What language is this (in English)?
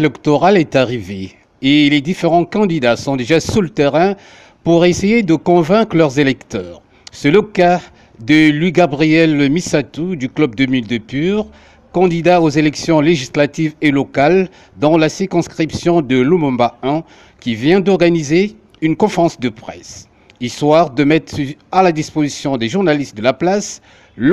French